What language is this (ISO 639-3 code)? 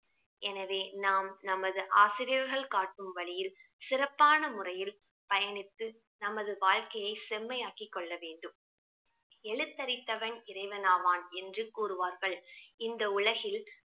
tam